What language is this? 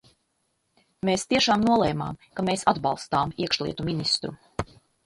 Latvian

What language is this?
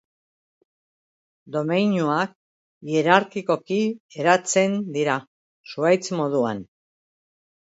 Basque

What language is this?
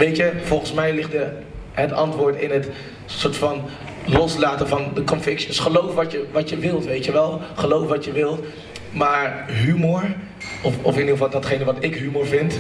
Dutch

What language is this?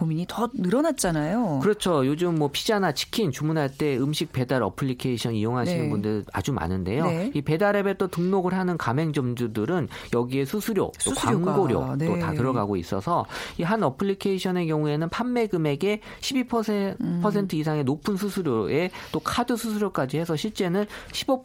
Korean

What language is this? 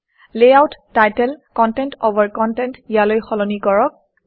Assamese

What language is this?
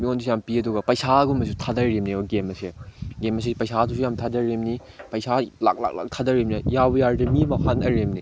Manipuri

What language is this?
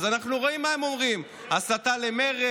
Hebrew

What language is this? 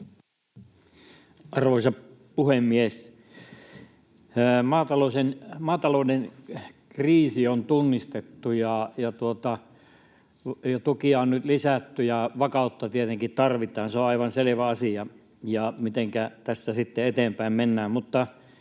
Finnish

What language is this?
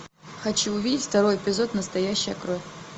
Russian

